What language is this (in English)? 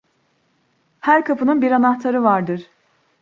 Turkish